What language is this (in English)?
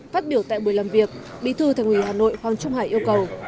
Vietnamese